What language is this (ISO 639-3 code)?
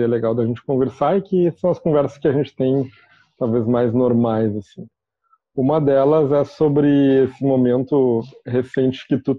por